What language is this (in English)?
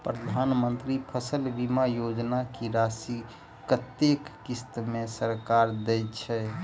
Maithili